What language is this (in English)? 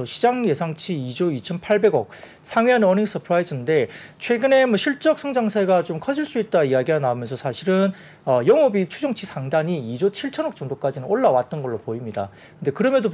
Korean